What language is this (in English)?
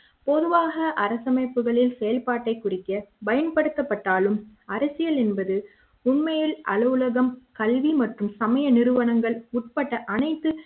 Tamil